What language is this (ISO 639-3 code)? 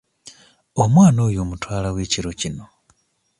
lug